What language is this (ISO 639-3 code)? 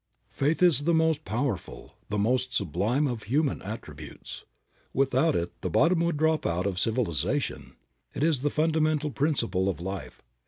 eng